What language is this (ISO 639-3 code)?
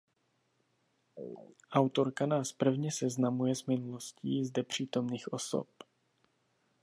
ces